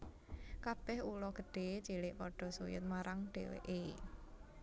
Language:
Javanese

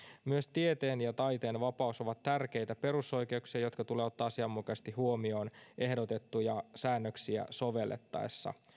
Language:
Finnish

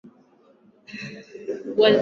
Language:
Swahili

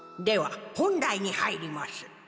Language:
Japanese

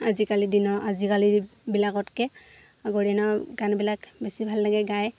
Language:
Assamese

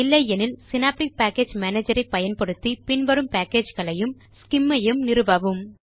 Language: Tamil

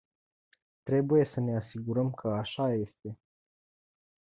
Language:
Romanian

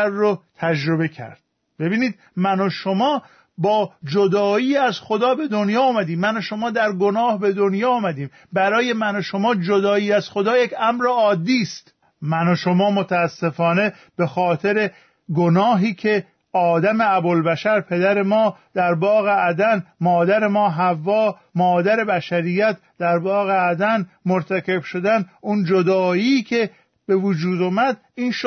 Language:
Persian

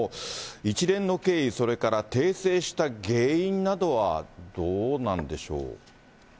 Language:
Japanese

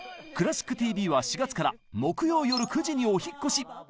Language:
Japanese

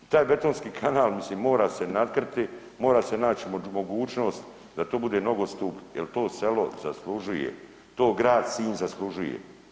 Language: Croatian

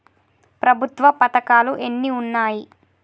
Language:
Telugu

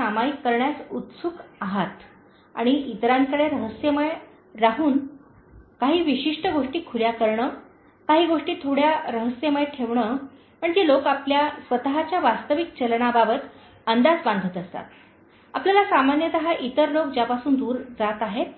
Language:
Marathi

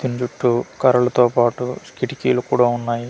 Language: Telugu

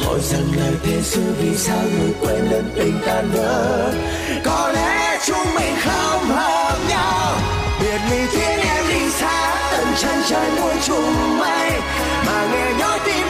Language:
Vietnamese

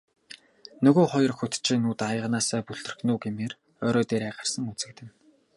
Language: Mongolian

